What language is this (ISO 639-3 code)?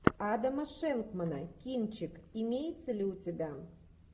rus